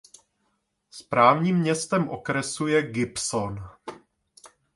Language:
Czech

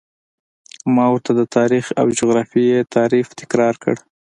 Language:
Pashto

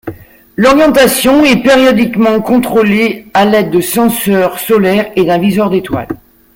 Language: French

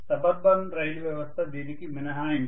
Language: Telugu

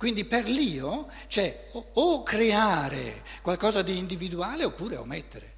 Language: Italian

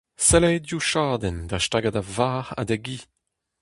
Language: Breton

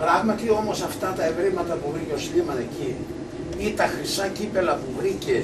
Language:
Greek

